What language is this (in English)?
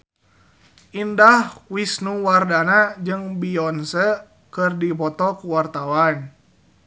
Sundanese